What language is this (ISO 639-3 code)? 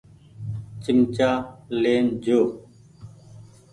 gig